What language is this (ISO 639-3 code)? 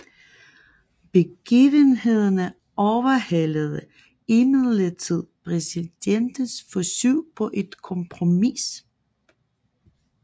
dan